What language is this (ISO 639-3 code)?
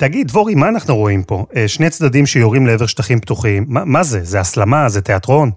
heb